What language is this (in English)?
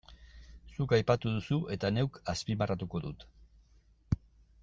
Basque